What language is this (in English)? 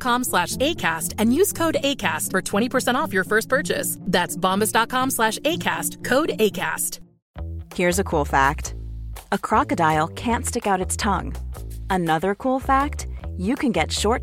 Swedish